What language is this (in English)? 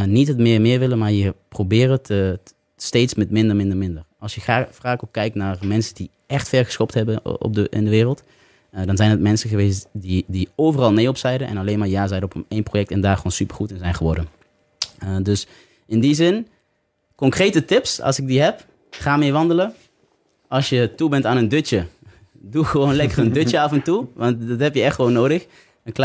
Dutch